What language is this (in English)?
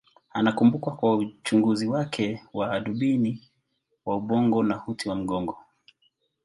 Swahili